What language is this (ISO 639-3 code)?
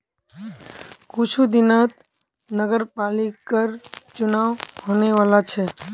mag